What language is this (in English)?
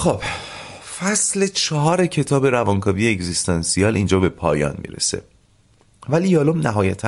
Persian